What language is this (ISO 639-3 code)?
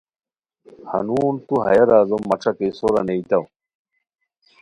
khw